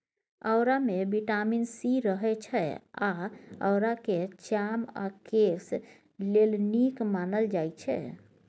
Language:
Maithili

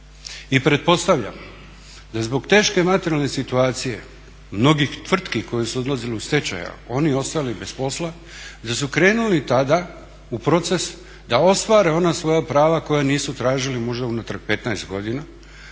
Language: Croatian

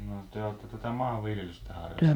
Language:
Finnish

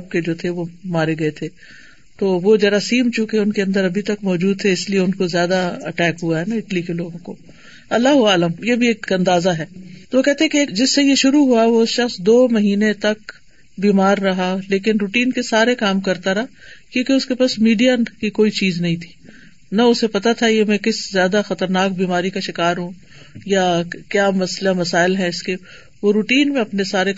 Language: Urdu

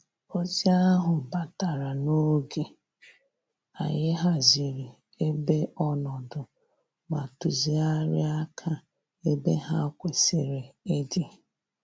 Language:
Igbo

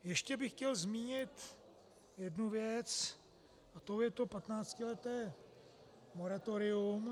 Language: Czech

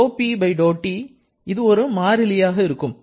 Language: Tamil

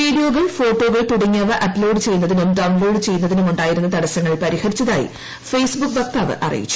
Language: Malayalam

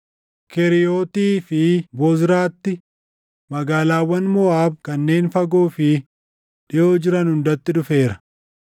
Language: Oromo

